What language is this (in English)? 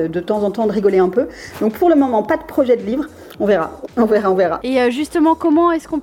French